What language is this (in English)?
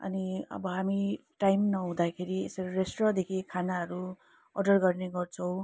Nepali